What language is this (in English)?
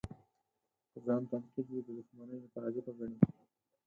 Pashto